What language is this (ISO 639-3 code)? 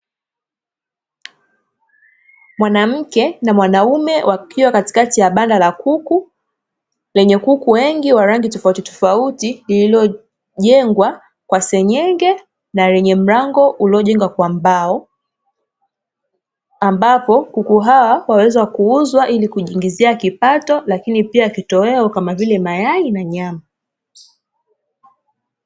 swa